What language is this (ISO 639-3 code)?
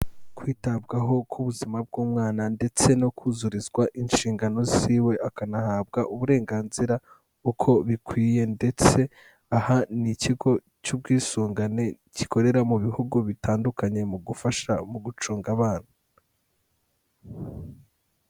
kin